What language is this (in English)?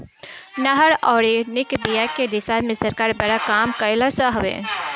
Bhojpuri